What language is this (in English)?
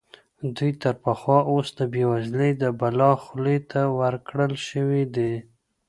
Pashto